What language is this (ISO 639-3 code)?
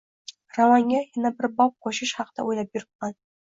uzb